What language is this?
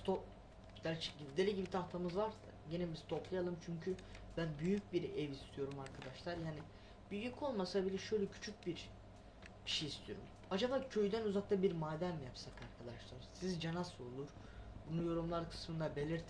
Turkish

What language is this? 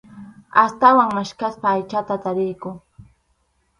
Arequipa-La Unión Quechua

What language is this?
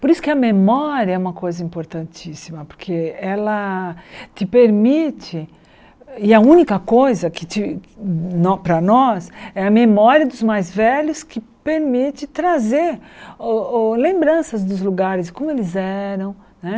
Portuguese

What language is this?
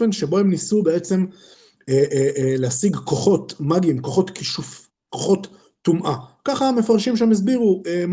Hebrew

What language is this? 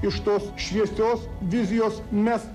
Lithuanian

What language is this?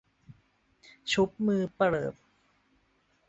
Thai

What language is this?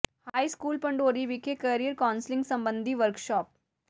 Punjabi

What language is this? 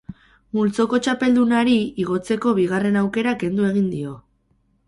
Basque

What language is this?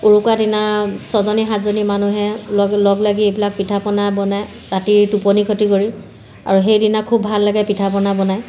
Assamese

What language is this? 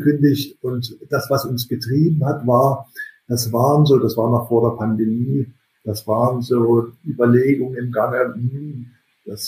German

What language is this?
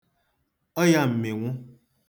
Igbo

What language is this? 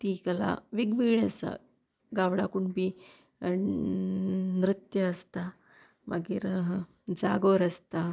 Konkani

